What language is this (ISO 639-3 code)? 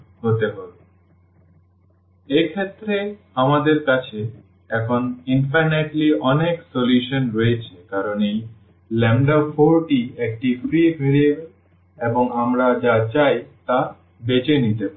ben